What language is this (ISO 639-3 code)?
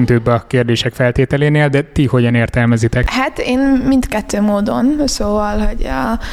hun